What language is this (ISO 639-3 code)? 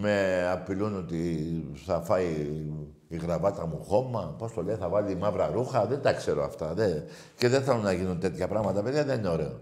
ell